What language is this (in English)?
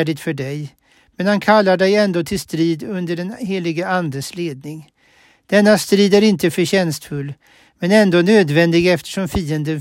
Swedish